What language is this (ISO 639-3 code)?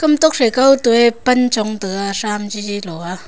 nnp